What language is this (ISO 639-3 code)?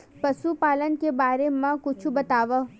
hne